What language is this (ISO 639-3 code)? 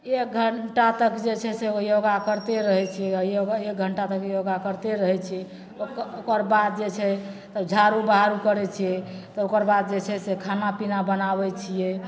mai